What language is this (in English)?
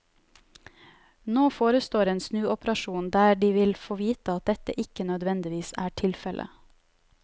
Norwegian